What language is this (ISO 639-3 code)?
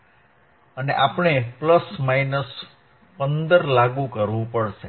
guj